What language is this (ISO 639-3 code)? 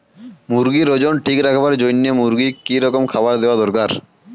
ben